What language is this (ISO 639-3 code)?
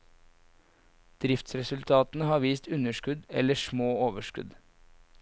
nor